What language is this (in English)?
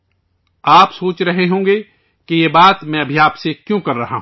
Urdu